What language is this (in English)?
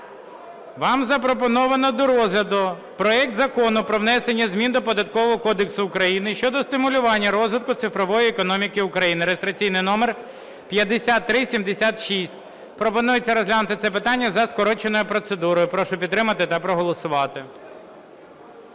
Ukrainian